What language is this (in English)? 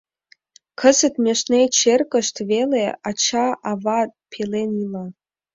Mari